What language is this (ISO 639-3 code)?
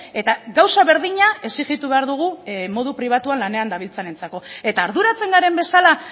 eus